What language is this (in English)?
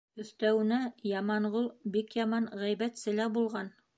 Bashkir